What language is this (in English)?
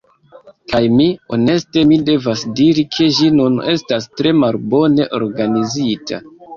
Esperanto